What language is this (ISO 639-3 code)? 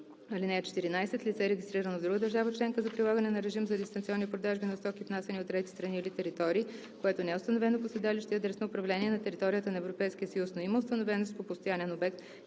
bul